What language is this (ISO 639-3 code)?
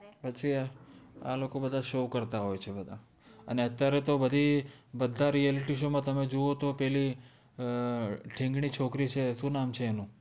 guj